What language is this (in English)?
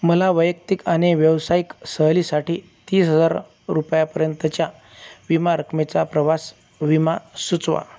Marathi